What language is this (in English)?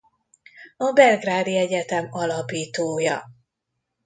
Hungarian